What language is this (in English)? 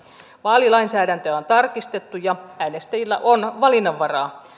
Finnish